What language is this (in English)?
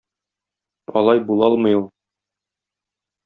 Tatar